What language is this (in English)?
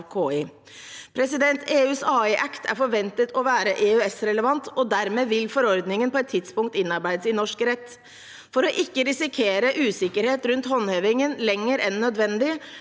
Norwegian